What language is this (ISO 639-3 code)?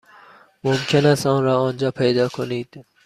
fas